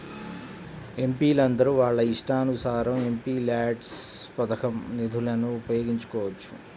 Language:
Telugu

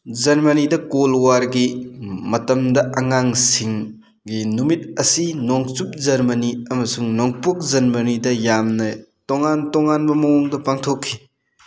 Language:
Manipuri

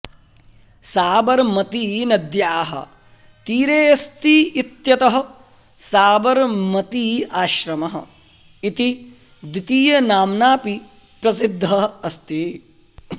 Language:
Sanskrit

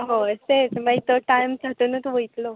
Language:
Konkani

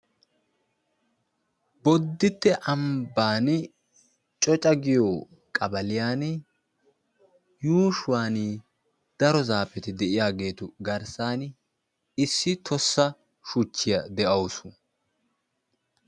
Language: Wolaytta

